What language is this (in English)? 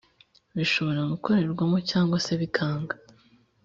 Kinyarwanda